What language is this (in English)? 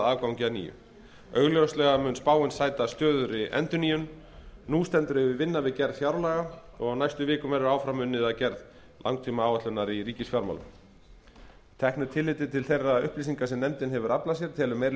Icelandic